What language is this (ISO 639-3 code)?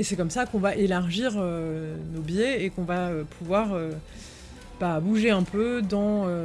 fra